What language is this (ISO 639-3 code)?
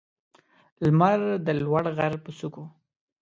pus